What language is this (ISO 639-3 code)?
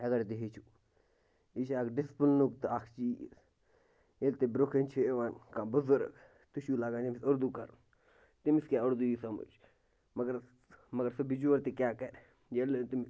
kas